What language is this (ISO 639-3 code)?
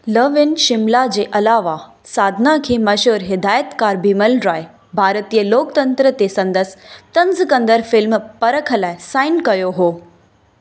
snd